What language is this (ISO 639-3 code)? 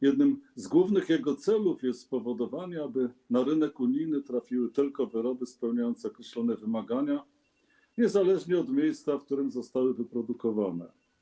pol